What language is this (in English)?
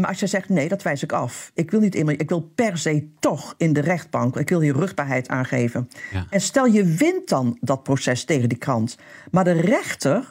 Dutch